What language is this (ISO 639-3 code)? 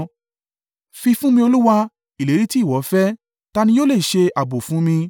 yor